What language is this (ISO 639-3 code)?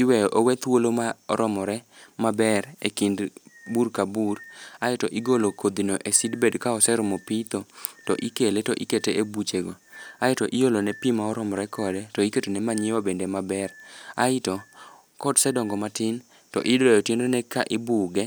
luo